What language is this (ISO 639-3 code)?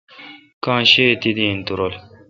xka